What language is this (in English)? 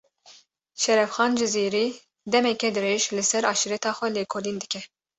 Kurdish